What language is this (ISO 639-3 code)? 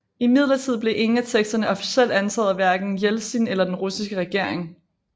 dan